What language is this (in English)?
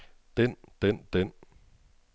Danish